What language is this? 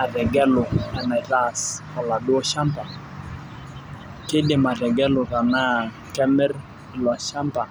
Masai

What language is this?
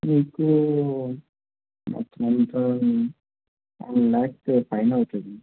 Telugu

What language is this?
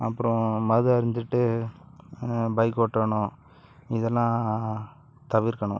Tamil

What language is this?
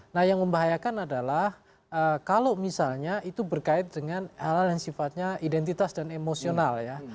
Indonesian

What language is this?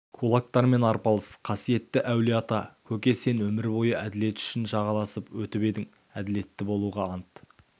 Kazakh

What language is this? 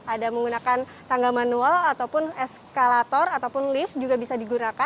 Indonesian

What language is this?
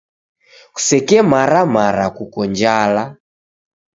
Taita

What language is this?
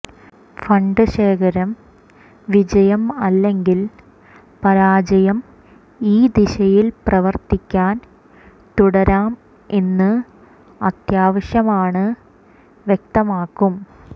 Malayalam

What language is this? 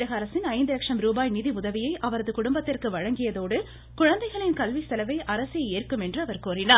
Tamil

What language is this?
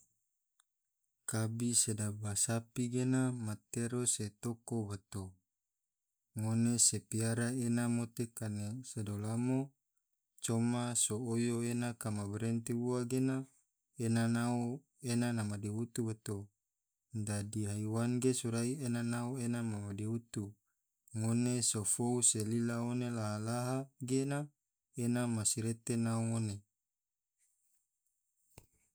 Tidore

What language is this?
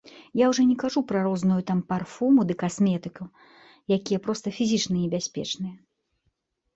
Belarusian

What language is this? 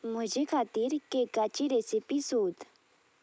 Konkani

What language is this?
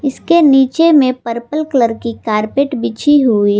Hindi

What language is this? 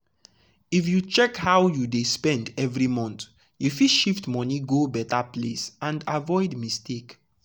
Nigerian Pidgin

